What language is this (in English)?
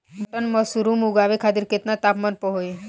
Bhojpuri